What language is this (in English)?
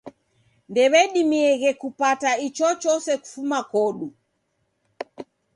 Taita